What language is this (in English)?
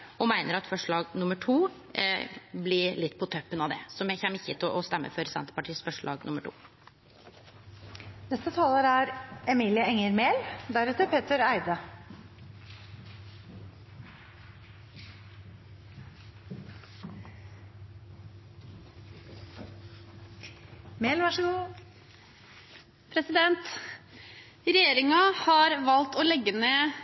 Norwegian